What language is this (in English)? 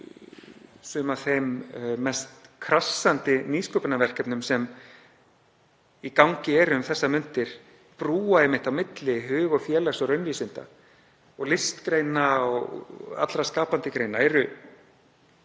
Icelandic